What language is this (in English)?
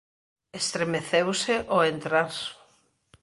Galician